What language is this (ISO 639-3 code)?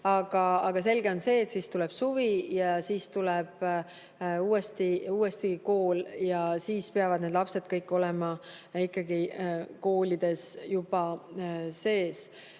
est